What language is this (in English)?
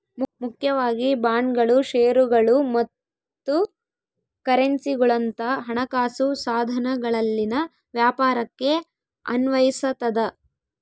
Kannada